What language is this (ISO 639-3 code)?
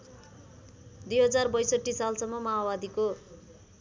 nep